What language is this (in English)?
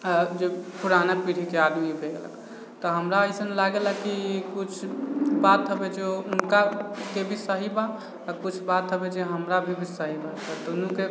Maithili